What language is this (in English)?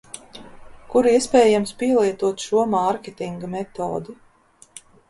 Latvian